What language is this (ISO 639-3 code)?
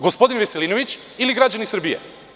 srp